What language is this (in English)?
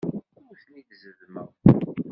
Kabyle